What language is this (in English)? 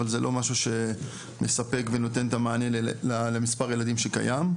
Hebrew